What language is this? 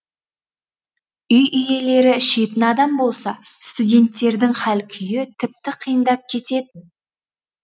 Kazakh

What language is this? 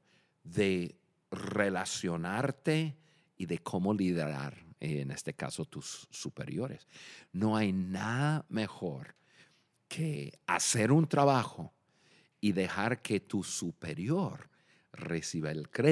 Spanish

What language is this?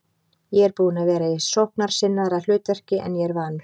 Icelandic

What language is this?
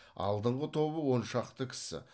Kazakh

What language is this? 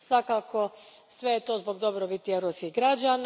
Croatian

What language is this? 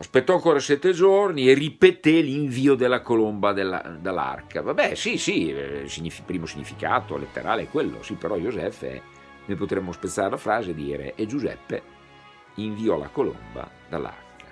Italian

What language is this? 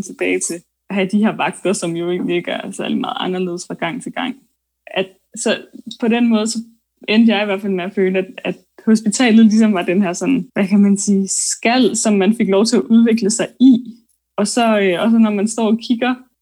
Danish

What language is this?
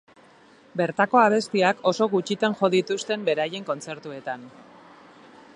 Basque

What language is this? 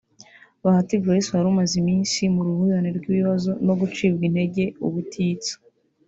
Kinyarwanda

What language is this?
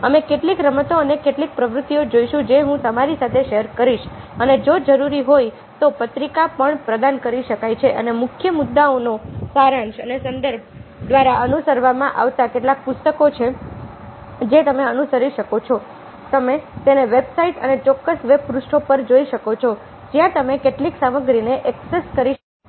Gujarati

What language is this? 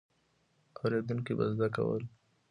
Pashto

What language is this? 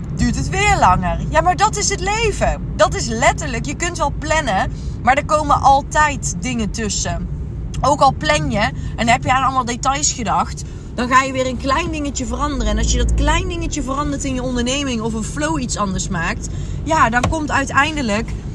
Dutch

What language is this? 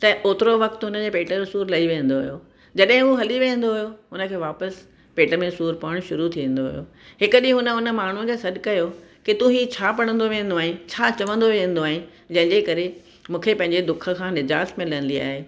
Sindhi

